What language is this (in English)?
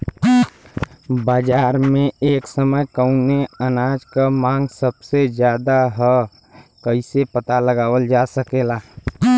Bhojpuri